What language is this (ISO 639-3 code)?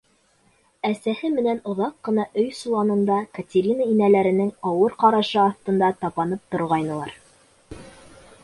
bak